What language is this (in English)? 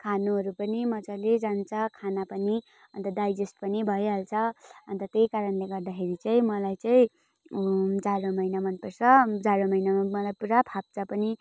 Nepali